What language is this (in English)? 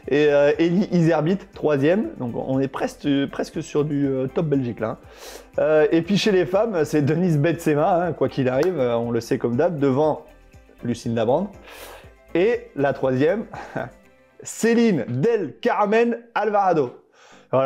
French